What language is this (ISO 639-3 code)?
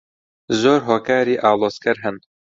ckb